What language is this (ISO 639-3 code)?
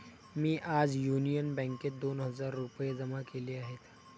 mar